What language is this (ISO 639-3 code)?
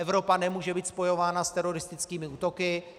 ces